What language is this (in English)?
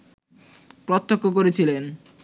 Bangla